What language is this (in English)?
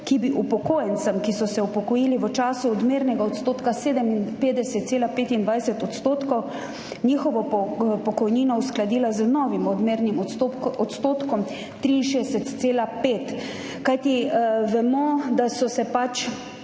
Slovenian